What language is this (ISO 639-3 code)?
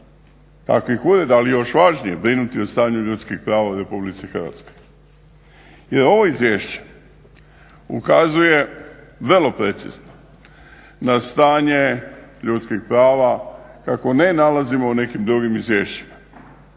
hrv